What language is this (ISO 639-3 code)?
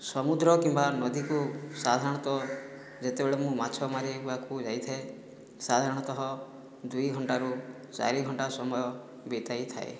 ori